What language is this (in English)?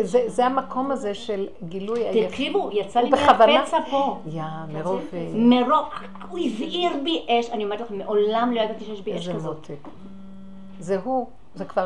Hebrew